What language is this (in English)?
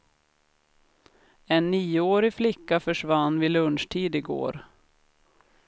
Swedish